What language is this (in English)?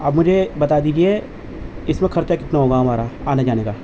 Urdu